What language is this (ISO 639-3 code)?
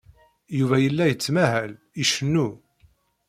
kab